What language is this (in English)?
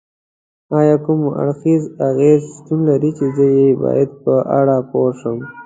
Pashto